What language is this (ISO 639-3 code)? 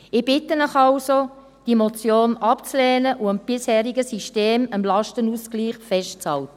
gsw